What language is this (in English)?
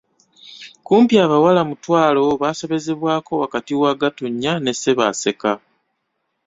Ganda